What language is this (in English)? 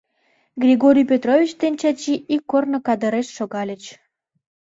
Mari